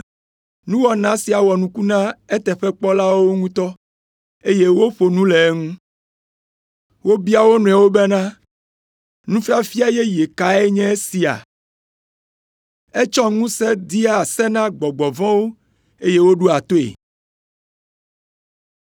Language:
Ewe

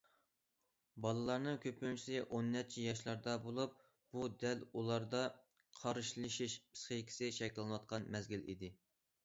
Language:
Uyghur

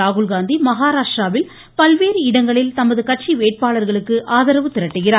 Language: Tamil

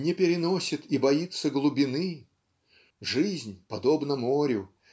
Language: Russian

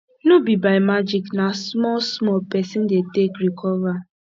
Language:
Nigerian Pidgin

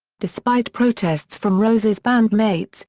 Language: English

